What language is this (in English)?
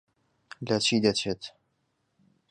Central Kurdish